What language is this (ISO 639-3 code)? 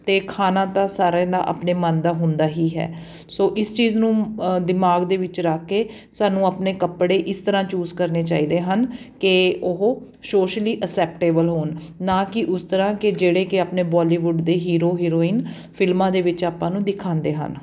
pan